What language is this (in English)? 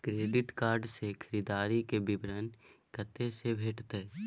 Maithili